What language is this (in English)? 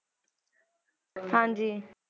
Punjabi